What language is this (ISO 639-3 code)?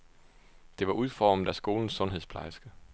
dan